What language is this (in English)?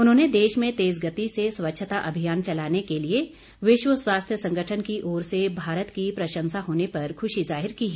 Hindi